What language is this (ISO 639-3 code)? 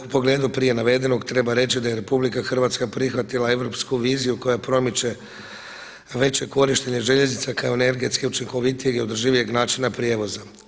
hrv